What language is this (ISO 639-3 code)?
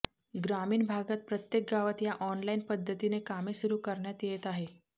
mar